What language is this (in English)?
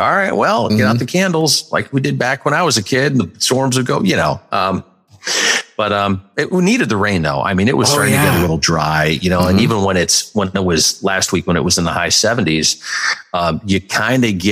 English